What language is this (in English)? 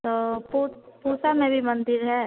Hindi